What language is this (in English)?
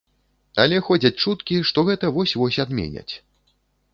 Belarusian